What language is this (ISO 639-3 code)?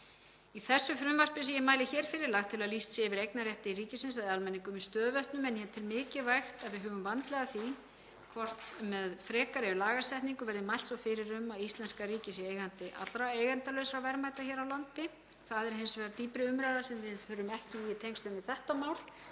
isl